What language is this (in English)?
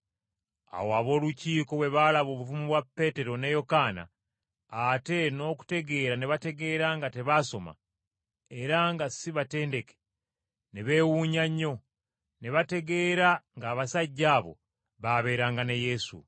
Ganda